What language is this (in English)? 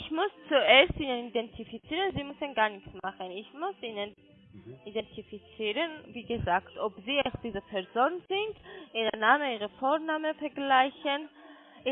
German